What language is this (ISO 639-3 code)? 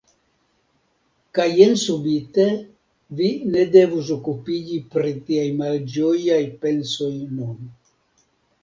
epo